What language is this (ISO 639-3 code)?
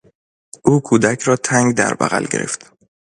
fas